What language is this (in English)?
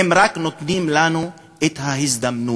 Hebrew